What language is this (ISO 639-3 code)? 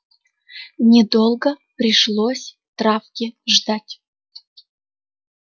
rus